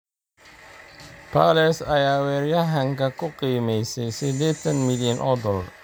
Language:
Somali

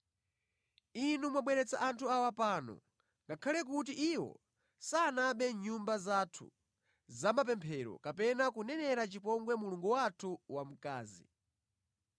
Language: Nyanja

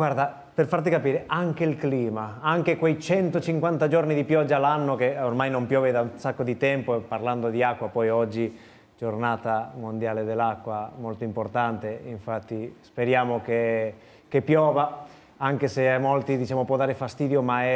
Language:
Italian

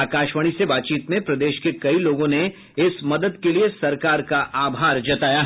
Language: Hindi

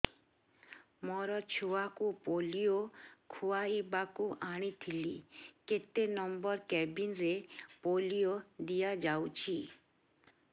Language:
Odia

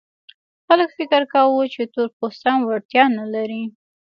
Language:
Pashto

